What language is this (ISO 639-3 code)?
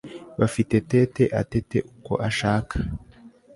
kin